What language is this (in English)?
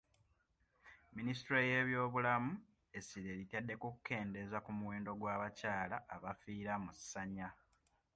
Ganda